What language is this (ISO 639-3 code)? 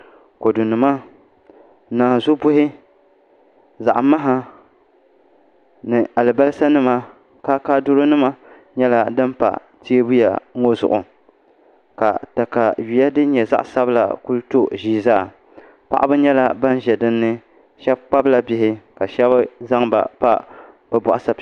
dag